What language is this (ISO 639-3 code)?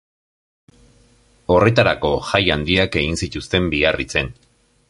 eus